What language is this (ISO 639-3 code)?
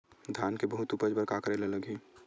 hne